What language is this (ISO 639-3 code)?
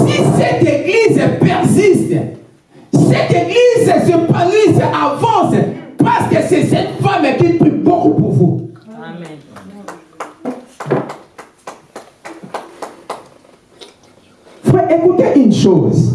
fra